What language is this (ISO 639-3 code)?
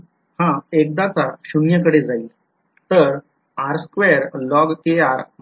mar